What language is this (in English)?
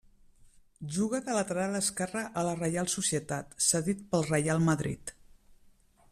Catalan